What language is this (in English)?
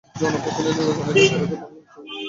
Bangla